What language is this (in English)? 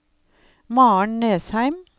Norwegian